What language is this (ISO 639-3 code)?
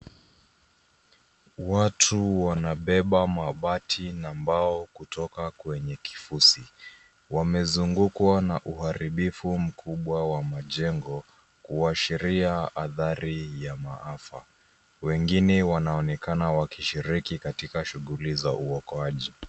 swa